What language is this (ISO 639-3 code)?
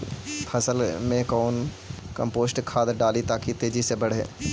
mag